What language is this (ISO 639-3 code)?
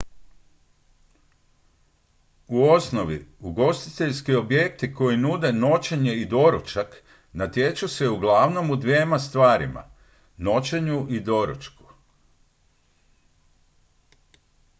hrv